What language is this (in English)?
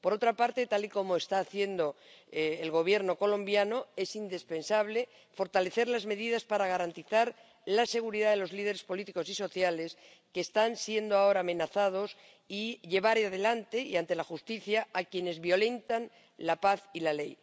Spanish